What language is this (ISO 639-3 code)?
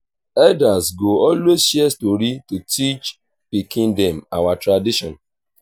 pcm